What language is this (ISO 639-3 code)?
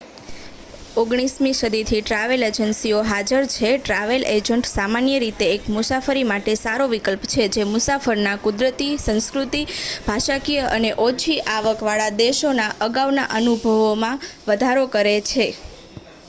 guj